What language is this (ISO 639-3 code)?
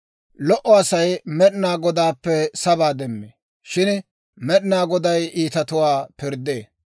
dwr